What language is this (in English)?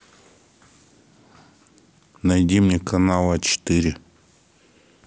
Russian